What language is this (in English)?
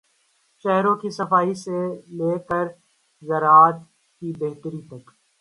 Urdu